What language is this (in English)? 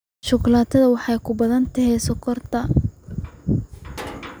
Somali